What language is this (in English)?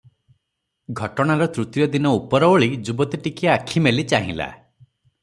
Odia